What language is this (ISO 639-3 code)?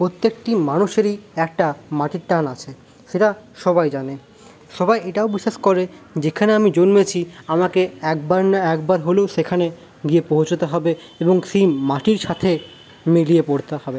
ben